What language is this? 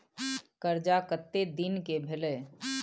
Maithili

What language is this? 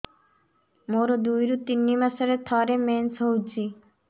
Odia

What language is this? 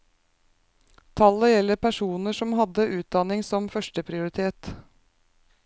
Norwegian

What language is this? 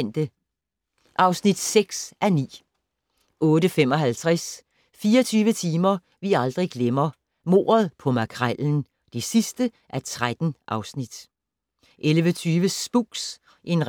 Danish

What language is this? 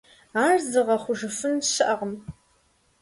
Kabardian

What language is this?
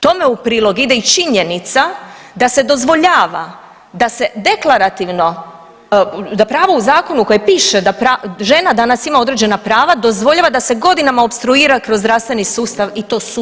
Croatian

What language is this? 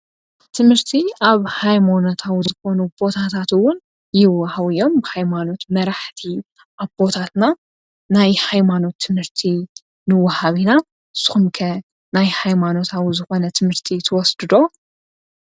Tigrinya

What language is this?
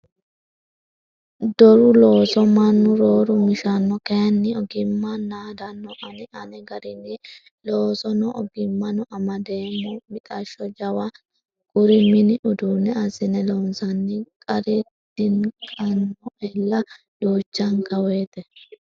Sidamo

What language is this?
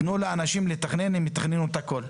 Hebrew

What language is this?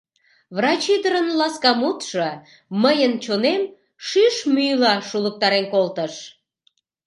Mari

